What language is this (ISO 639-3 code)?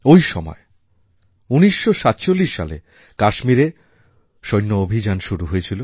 ben